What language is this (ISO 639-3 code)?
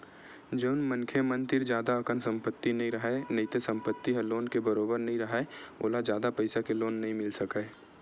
hne